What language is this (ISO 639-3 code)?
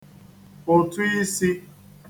ibo